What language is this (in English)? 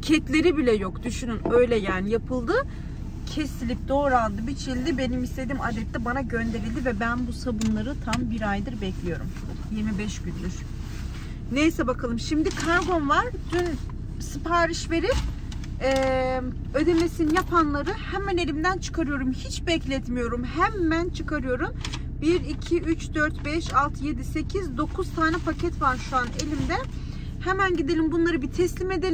Turkish